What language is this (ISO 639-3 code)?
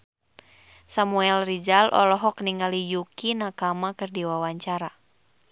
sun